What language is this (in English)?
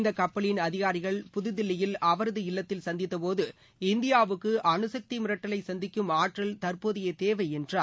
Tamil